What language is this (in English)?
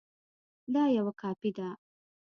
Pashto